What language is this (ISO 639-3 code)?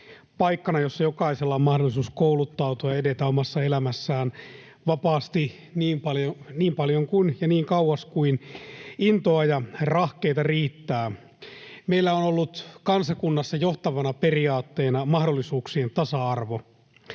fin